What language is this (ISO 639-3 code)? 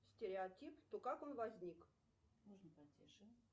rus